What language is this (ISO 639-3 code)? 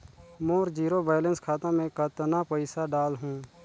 hne